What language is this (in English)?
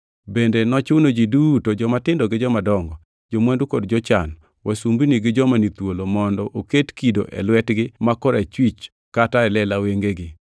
Luo (Kenya and Tanzania)